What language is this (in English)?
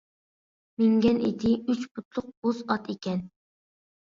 Uyghur